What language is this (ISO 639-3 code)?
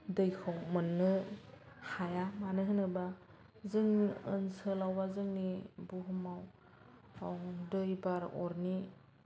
brx